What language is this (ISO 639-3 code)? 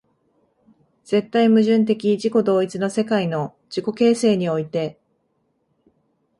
jpn